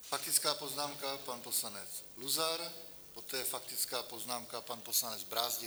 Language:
Czech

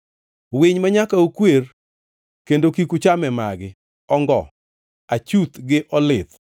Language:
Luo (Kenya and Tanzania)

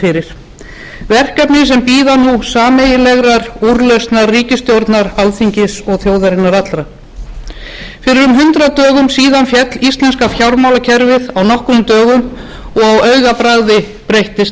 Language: Icelandic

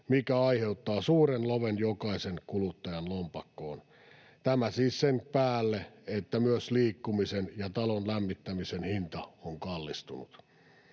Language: Finnish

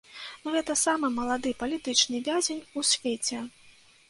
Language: Belarusian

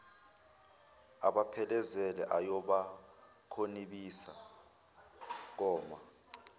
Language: Zulu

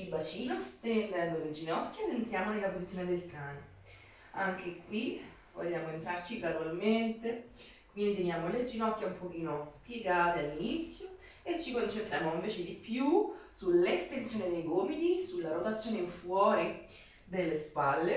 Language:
Italian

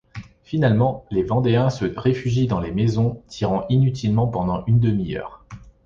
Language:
French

